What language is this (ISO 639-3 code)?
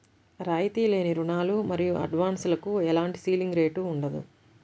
tel